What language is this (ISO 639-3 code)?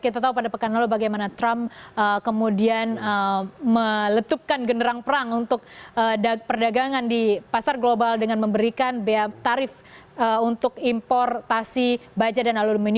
ind